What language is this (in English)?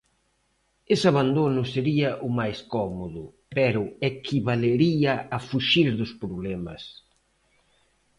Galician